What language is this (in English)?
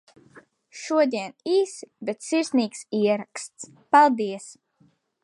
Latvian